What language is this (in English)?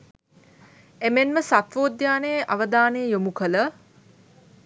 Sinhala